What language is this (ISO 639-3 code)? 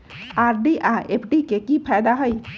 mag